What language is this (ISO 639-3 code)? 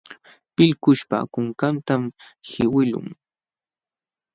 qxw